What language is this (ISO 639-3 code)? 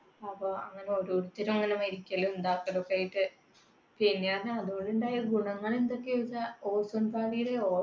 mal